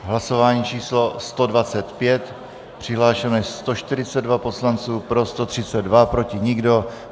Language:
Czech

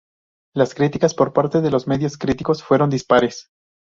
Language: Spanish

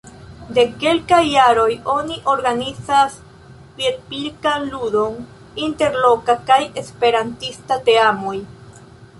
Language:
Esperanto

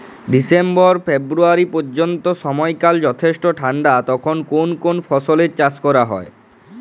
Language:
Bangla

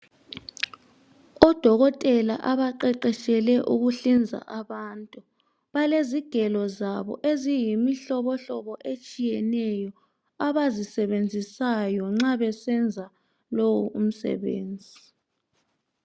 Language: North Ndebele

